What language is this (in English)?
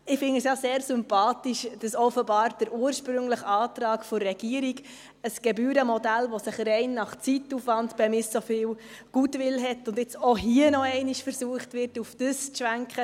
Swiss German